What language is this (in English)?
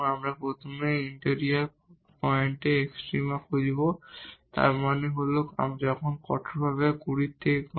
Bangla